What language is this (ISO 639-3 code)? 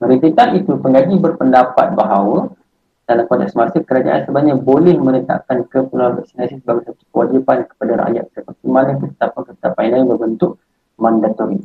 msa